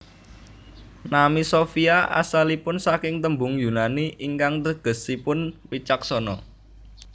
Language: Javanese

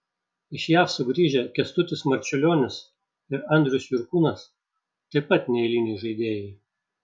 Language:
Lithuanian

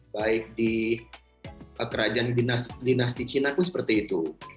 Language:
Indonesian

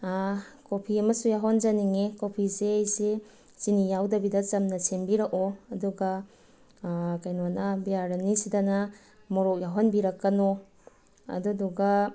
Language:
Manipuri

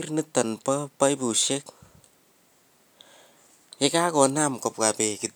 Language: Kalenjin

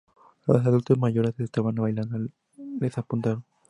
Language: Spanish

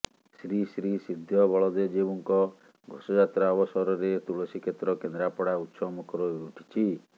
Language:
Odia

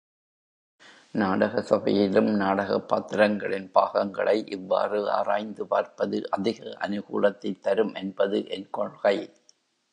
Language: Tamil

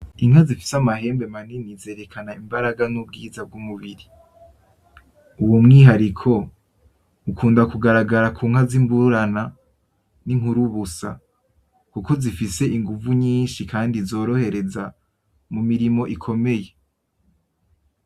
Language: Rundi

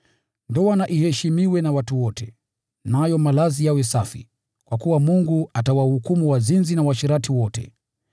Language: Swahili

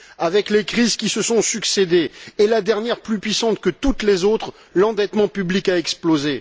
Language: French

